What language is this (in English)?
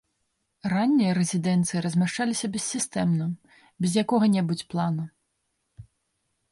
Belarusian